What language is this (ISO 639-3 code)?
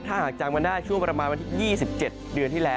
tha